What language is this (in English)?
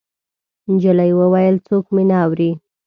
Pashto